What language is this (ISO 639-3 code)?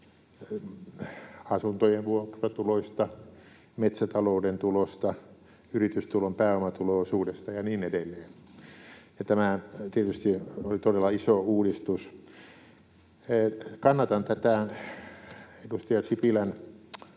fin